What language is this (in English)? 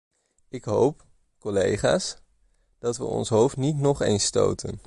Dutch